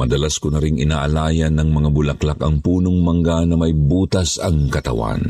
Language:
Filipino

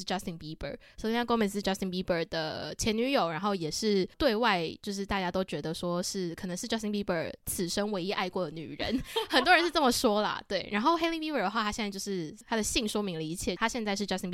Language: Chinese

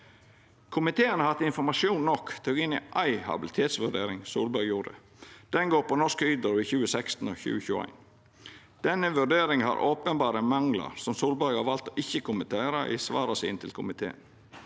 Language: Norwegian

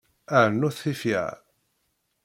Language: Kabyle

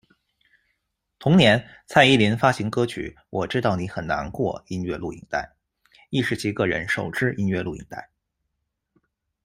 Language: Chinese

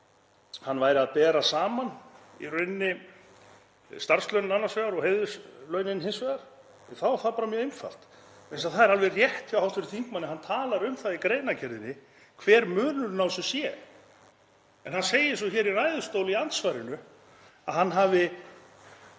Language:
Icelandic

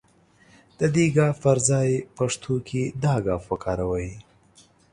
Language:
Pashto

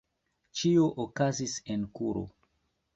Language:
Esperanto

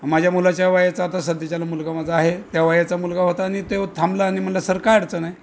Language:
Marathi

